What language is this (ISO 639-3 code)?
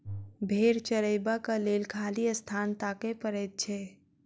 mai